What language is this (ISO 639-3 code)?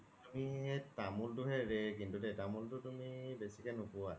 asm